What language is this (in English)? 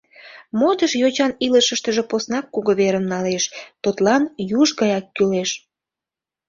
Mari